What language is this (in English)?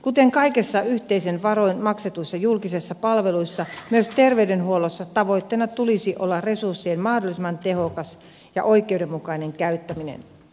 Finnish